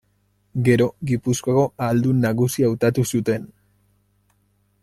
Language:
Basque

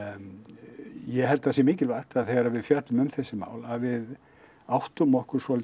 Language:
Icelandic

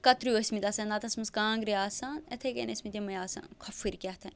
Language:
Kashmiri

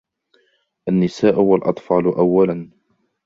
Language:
Arabic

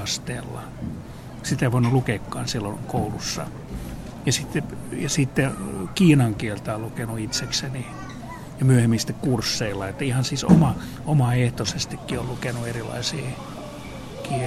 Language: Finnish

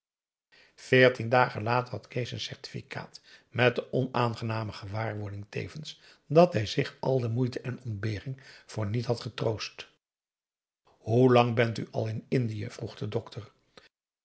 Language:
Dutch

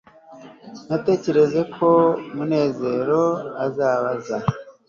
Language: Kinyarwanda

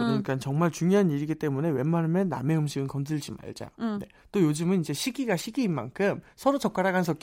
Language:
Korean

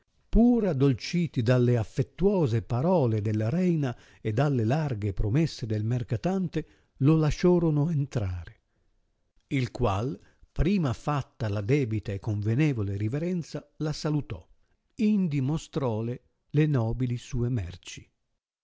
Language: Italian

